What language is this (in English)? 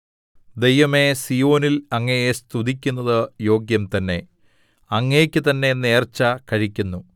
Malayalam